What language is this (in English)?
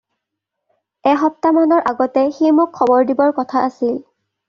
Assamese